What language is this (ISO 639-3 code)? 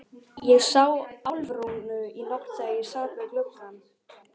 isl